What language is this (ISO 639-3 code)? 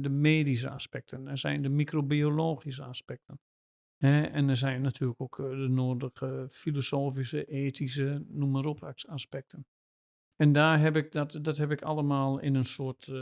nld